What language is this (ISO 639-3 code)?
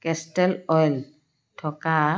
asm